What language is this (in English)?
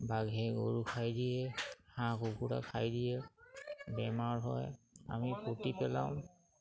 Assamese